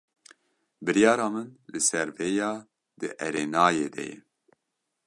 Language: Kurdish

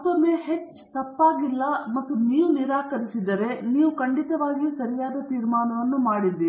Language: Kannada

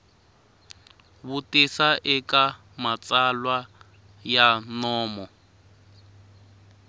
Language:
Tsonga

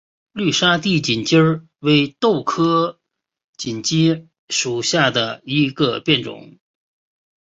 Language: Chinese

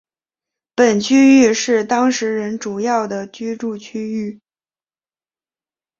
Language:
Chinese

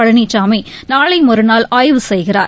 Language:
Tamil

